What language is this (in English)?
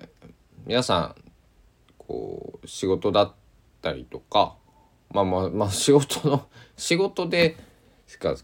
Japanese